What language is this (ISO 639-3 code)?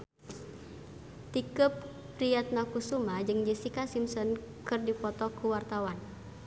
sun